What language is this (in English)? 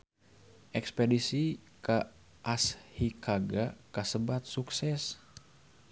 Sundanese